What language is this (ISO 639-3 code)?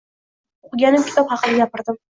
uzb